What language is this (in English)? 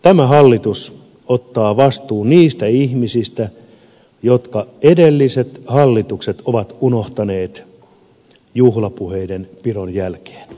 Finnish